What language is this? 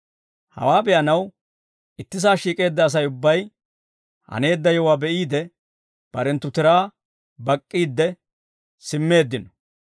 Dawro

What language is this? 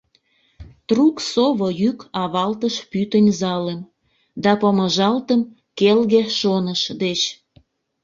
Mari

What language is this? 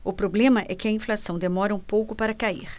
Portuguese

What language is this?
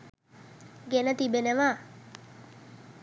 Sinhala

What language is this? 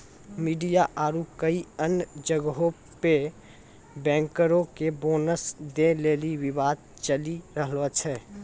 Maithili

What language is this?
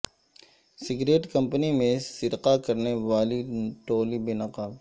Urdu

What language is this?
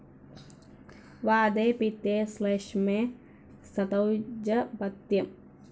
Malayalam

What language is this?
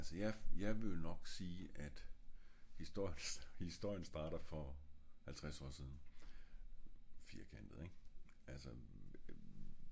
Danish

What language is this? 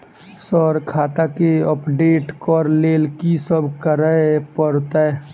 Maithili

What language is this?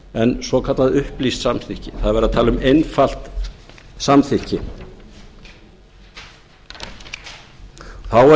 Icelandic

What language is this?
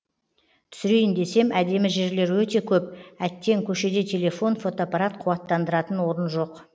Kazakh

